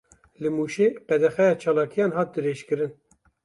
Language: Kurdish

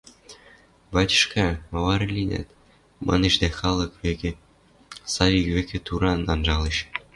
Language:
Western Mari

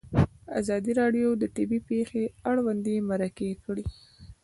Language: Pashto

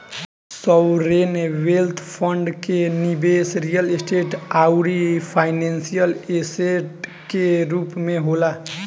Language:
Bhojpuri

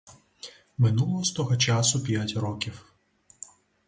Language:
Ukrainian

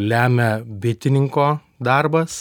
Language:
Lithuanian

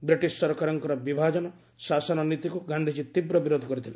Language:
Odia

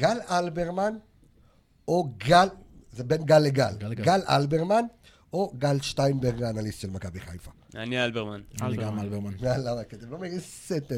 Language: Hebrew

